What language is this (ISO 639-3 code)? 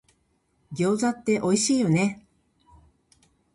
jpn